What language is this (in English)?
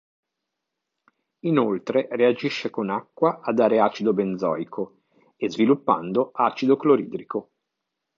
Italian